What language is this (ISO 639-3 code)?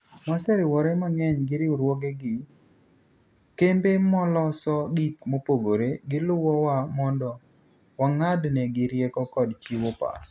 luo